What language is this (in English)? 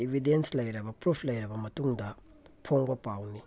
Manipuri